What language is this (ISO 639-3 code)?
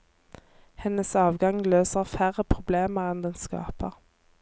nor